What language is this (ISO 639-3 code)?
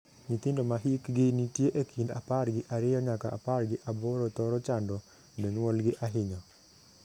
luo